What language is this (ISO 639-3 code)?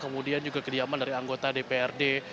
ind